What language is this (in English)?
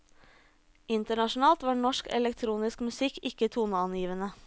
Norwegian